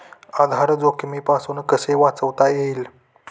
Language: Marathi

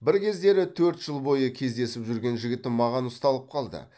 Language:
Kazakh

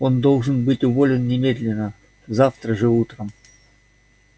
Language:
Russian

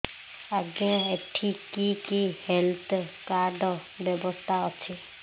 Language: Odia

